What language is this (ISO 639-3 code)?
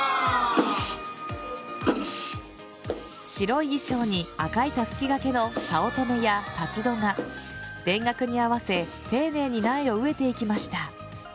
jpn